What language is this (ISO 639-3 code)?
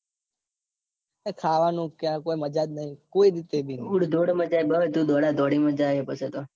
guj